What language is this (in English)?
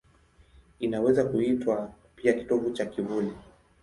Swahili